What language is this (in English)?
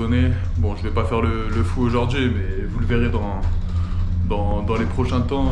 French